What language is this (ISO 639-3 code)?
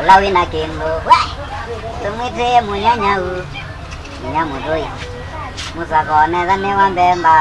tha